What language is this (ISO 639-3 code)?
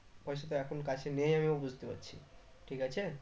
ben